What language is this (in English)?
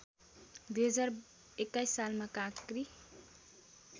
Nepali